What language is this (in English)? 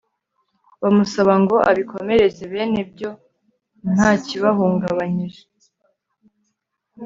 Kinyarwanda